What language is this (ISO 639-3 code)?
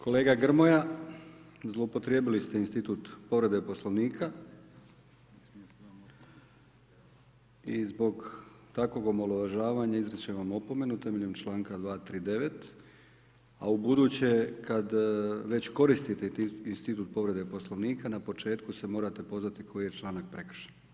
hrv